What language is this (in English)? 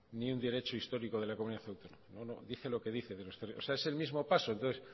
Spanish